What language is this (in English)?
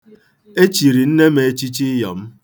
Igbo